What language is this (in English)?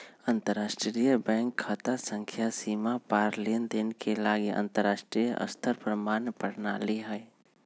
Magahi